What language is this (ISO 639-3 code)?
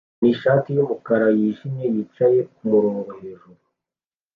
kin